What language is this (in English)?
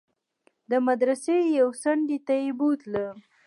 Pashto